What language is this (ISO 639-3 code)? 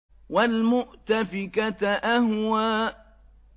ara